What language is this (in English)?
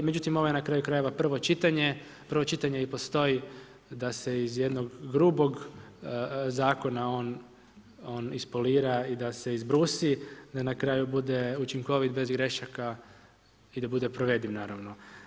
Croatian